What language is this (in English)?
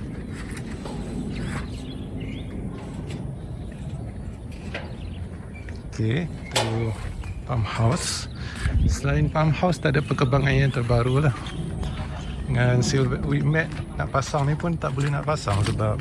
Malay